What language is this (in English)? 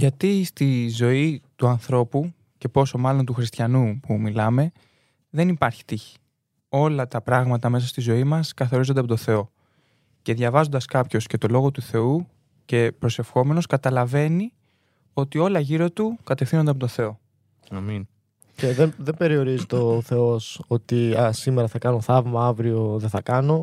Greek